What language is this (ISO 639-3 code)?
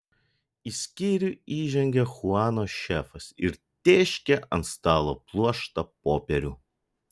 lit